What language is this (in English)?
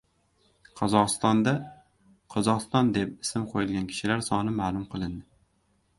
Uzbek